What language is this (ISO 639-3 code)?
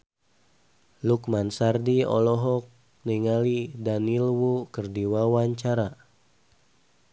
sun